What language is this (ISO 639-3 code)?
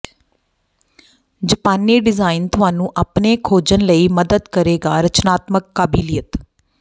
pan